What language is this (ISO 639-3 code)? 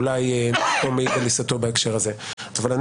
heb